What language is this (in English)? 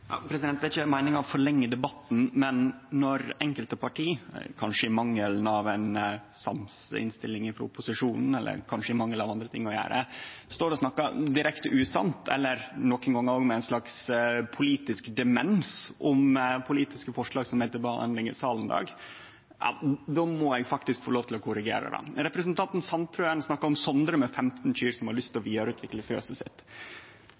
Norwegian Nynorsk